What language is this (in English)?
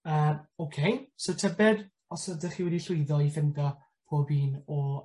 Welsh